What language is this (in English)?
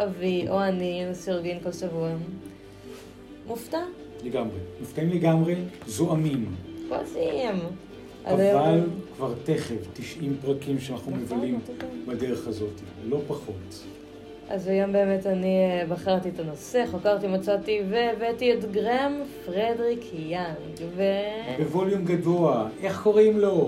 Hebrew